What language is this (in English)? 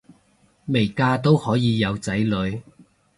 Cantonese